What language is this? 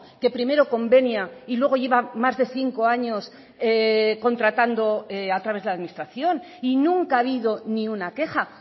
Spanish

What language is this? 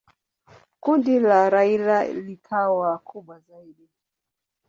Swahili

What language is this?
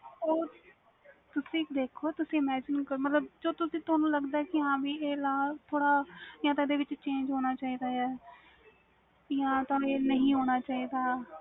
Punjabi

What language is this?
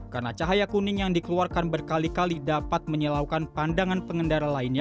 Indonesian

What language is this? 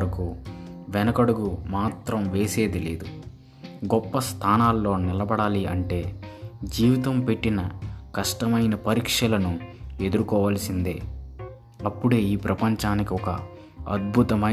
Telugu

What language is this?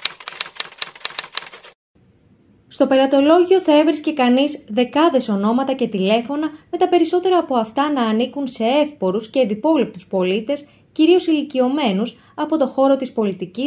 Greek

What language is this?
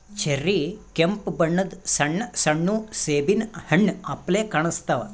Kannada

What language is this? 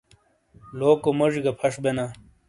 Shina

